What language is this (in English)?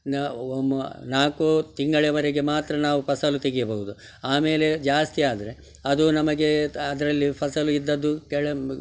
Kannada